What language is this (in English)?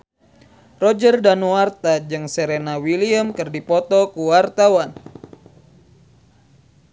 Sundanese